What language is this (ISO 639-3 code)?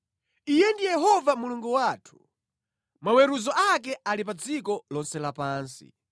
nya